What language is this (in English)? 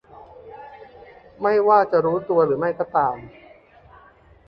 Thai